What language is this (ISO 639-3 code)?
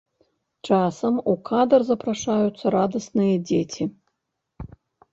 bel